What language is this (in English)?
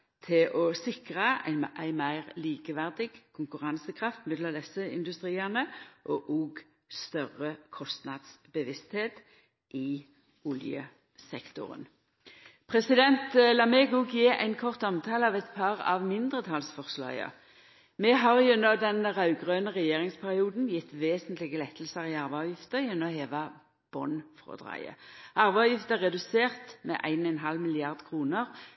Norwegian Nynorsk